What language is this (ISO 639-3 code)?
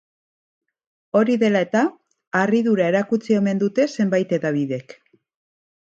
eus